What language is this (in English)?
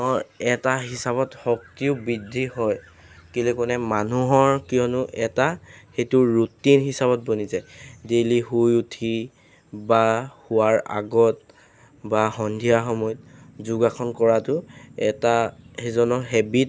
Assamese